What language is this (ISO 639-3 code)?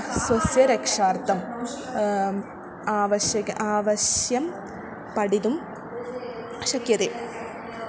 san